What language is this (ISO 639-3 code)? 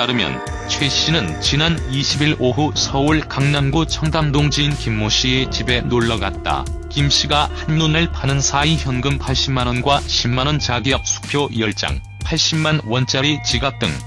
kor